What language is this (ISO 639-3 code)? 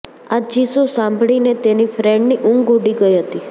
guj